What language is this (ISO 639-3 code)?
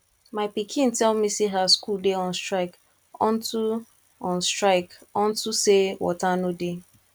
pcm